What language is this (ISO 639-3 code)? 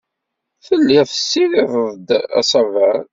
kab